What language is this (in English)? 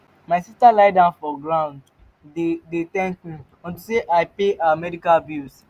Nigerian Pidgin